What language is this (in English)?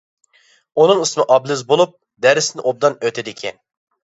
Uyghur